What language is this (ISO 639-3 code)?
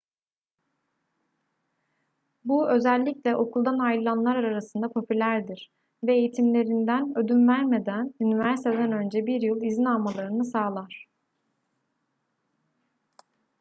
tur